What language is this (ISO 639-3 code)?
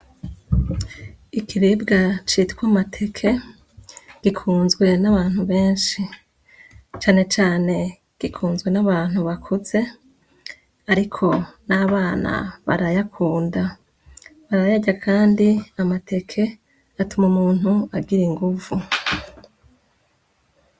run